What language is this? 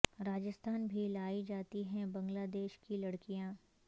Urdu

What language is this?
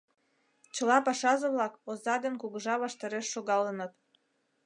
Mari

